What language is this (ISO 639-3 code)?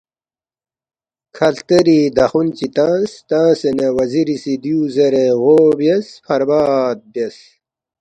bft